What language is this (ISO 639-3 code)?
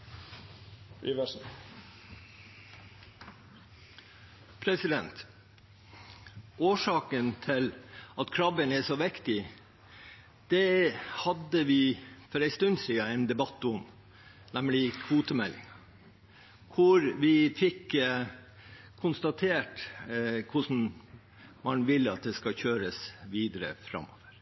nob